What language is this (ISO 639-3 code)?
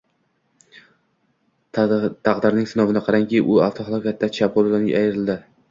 uzb